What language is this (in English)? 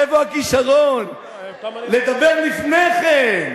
Hebrew